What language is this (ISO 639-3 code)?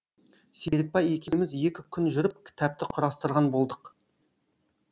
kaz